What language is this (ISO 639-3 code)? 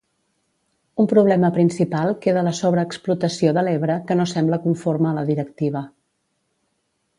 cat